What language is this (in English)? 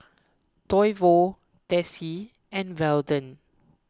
English